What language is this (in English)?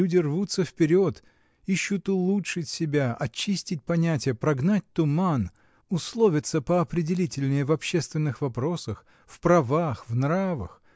Russian